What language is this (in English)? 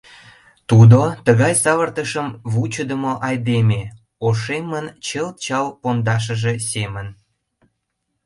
Mari